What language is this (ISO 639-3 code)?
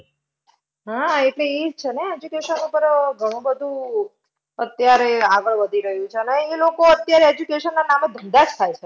guj